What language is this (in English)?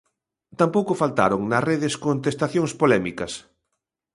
Galician